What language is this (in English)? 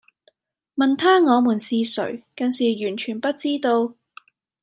Cantonese